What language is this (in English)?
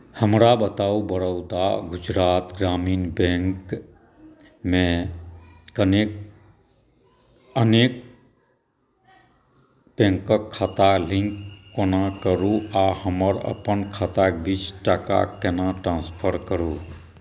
Maithili